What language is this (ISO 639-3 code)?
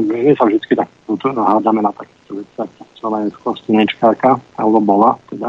slk